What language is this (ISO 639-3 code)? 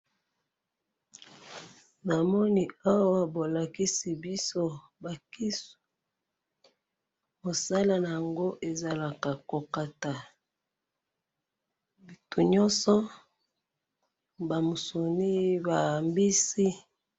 lin